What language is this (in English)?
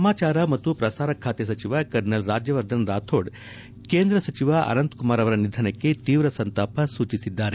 Kannada